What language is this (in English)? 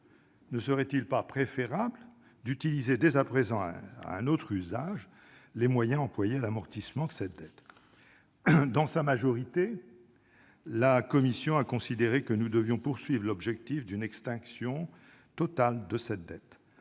French